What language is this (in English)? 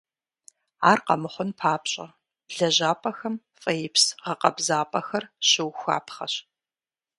Kabardian